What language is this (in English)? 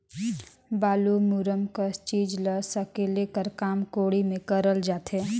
Chhattisgarhi